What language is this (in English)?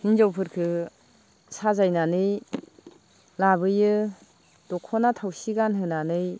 Bodo